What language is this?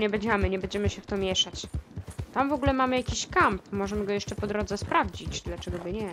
Polish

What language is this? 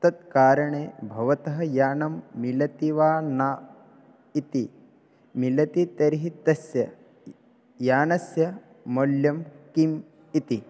Sanskrit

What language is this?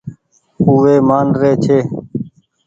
Goaria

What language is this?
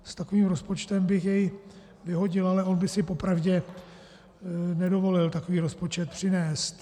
Czech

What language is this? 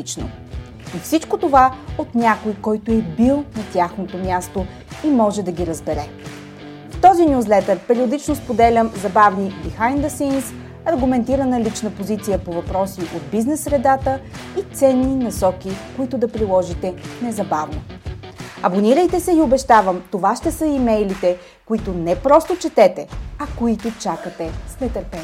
Bulgarian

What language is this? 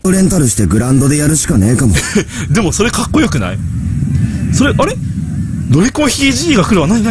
Japanese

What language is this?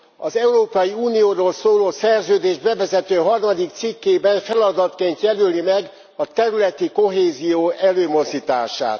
Hungarian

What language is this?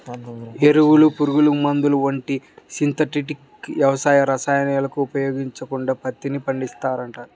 Telugu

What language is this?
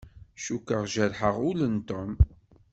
Kabyle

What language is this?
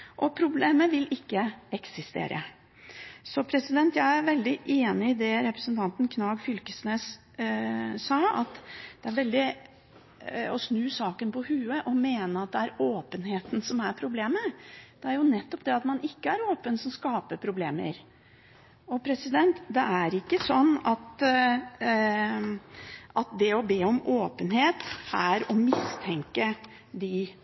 Norwegian Bokmål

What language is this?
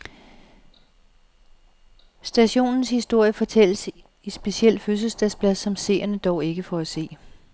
Danish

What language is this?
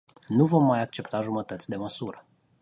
Romanian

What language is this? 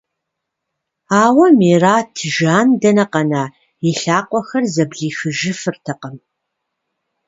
Kabardian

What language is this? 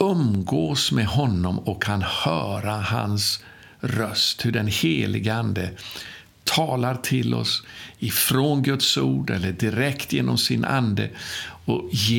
Swedish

